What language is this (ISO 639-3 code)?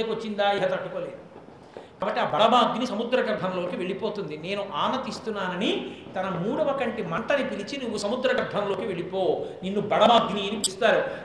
tel